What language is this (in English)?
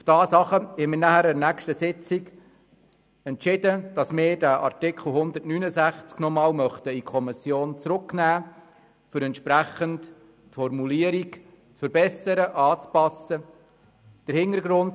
Swiss German